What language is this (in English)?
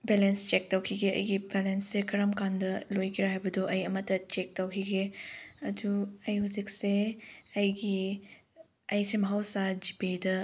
Manipuri